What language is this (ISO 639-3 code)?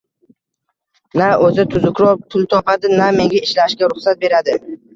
uzb